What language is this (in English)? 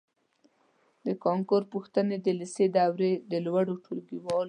Pashto